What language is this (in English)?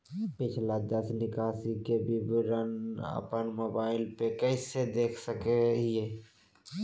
Magahi